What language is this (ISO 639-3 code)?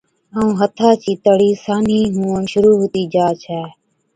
odk